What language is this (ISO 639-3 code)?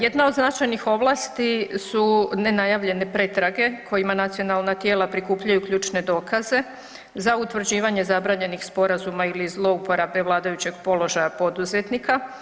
hrv